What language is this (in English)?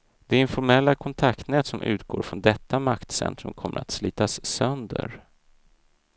Swedish